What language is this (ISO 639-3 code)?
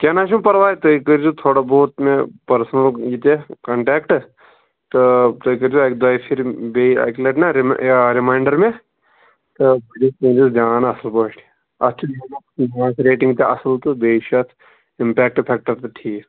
kas